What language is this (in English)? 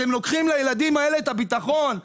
Hebrew